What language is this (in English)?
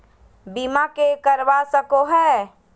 Magahi